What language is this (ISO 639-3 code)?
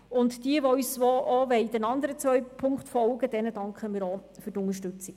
gsw